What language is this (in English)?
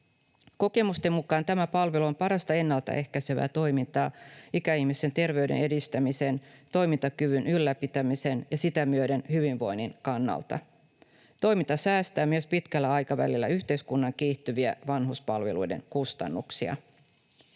Finnish